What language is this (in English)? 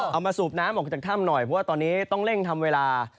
Thai